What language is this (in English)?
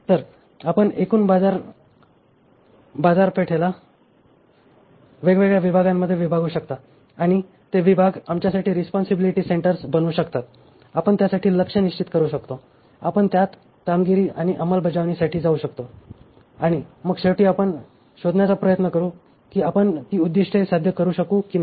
Marathi